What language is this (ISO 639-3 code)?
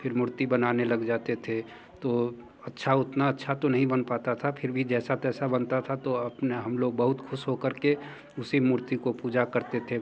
hin